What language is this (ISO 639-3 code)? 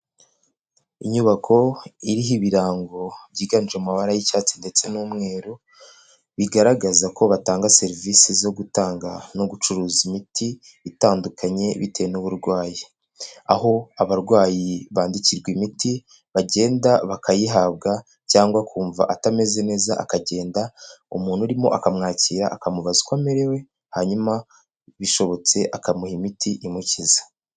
kin